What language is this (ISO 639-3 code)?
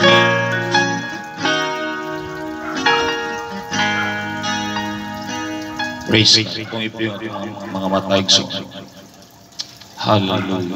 fil